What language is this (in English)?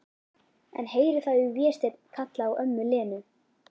Icelandic